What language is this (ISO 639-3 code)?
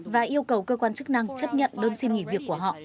vie